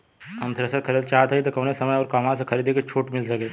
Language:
Bhojpuri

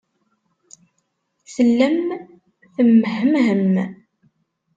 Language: Kabyle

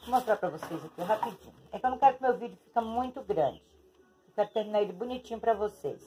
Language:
Portuguese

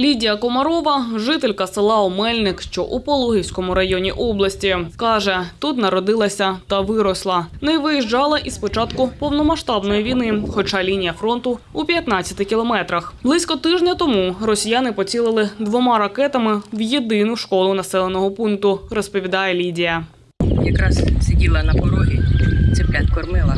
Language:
Ukrainian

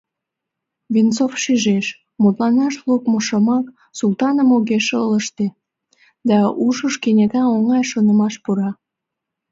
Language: Mari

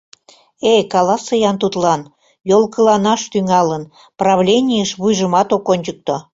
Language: Mari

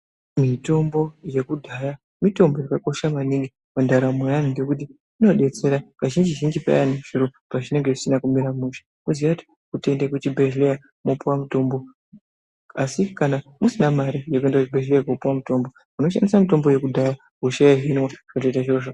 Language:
Ndau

